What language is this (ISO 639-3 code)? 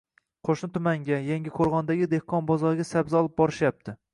uzb